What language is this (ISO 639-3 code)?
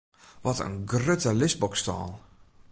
fry